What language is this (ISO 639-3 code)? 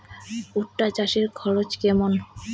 ben